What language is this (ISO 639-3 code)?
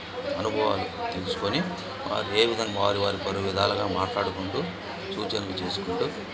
tel